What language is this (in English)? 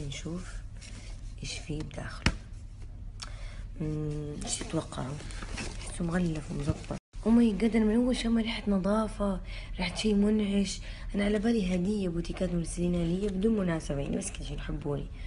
Arabic